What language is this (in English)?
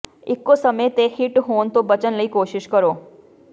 Punjabi